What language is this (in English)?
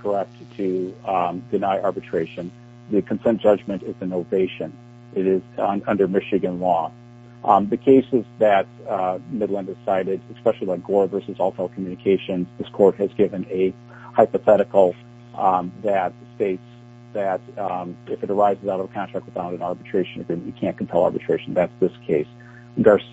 English